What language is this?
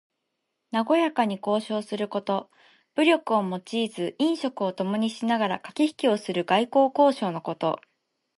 Japanese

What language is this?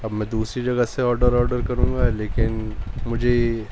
Urdu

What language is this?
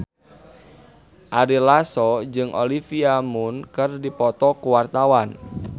Sundanese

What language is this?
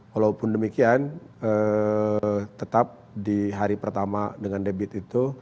Indonesian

